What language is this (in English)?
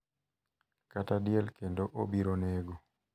Luo (Kenya and Tanzania)